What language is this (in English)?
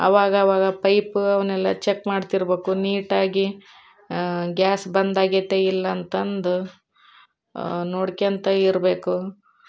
Kannada